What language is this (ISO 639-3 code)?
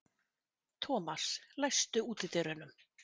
isl